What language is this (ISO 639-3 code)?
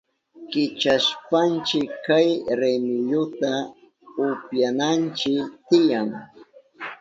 qup